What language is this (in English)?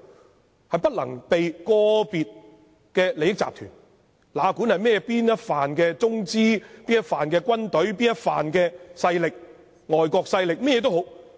Cantonese